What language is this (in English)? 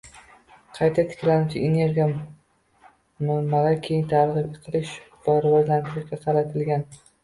Uzbek